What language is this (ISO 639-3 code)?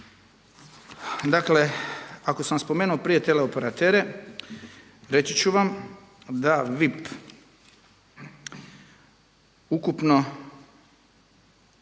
hrv